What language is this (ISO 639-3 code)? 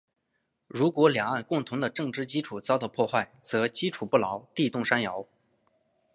zho